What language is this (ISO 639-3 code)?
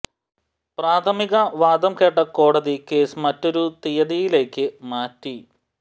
mal